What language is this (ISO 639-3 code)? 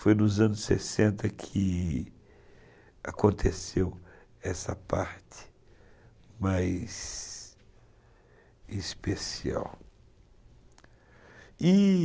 por